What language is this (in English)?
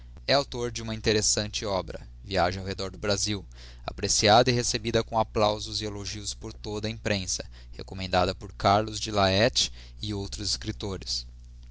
Portuguese